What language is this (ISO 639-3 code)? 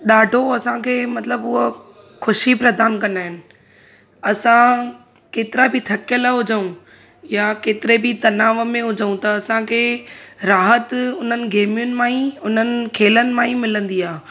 snd